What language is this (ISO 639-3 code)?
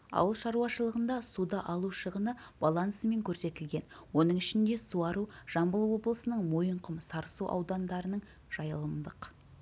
kaz